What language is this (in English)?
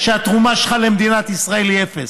Hebrew